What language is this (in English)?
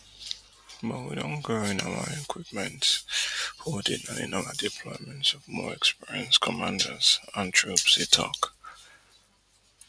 Nigerian Pidgin